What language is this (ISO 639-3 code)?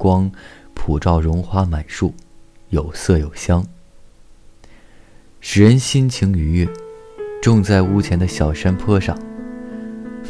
zho